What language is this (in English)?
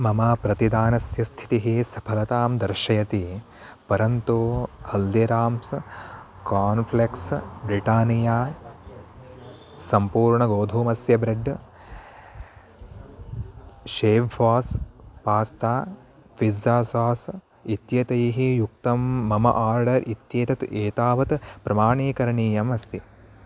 Sanskrit